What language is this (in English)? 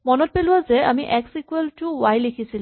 Assamese